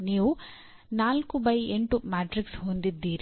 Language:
Kannada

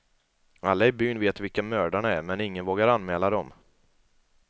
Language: Swedish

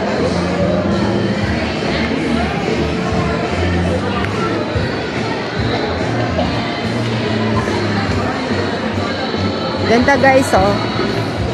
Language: Filipino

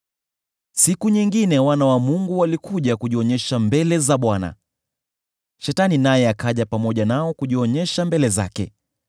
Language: Swahili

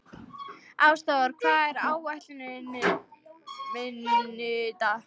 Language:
Icelandic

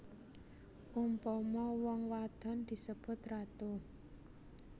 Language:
Javanese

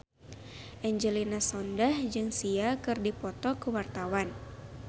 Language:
Sundanese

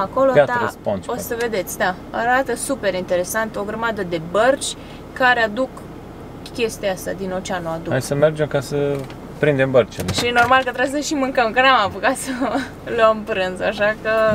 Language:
Romanian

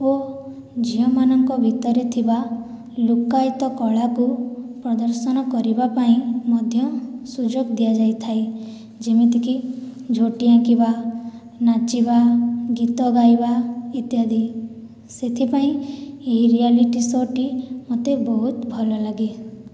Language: Odia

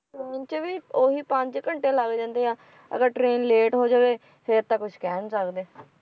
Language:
Punjabi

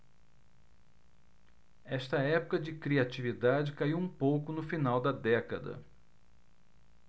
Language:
Portuguese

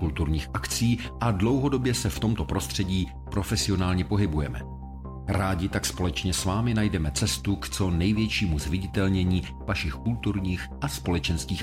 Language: Czech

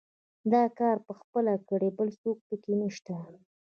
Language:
Pashto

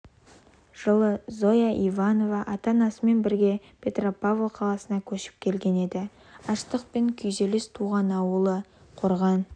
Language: Kazakh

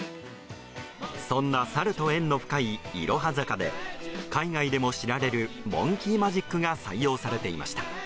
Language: Japanese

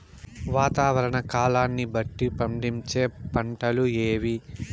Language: Telugu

